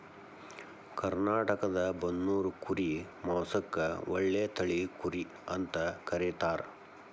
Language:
Kannada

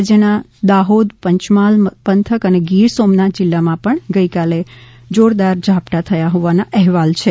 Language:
Gujarati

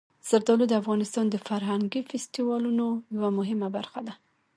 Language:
Pashto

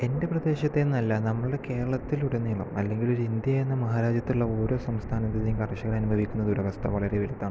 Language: Malayalam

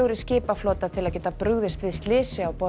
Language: Icelandic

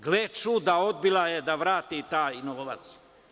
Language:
Serbian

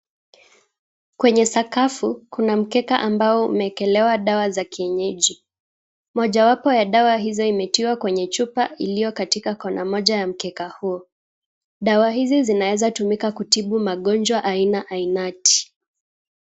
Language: Swahili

